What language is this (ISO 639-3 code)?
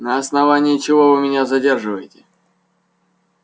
rus